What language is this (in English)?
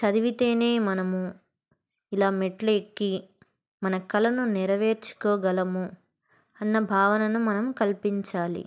Telugu